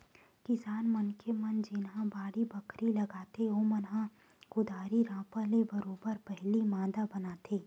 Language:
Chhattisgarhi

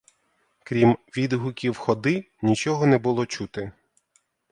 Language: Ukrainian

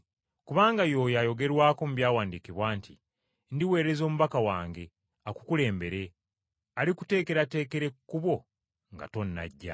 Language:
Ganda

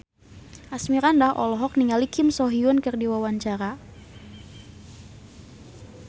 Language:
Sundanese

